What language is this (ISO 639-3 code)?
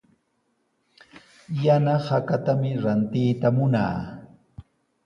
qws